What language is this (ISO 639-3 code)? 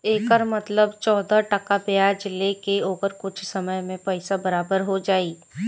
bho